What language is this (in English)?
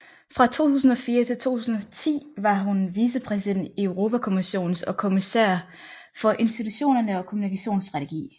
Danish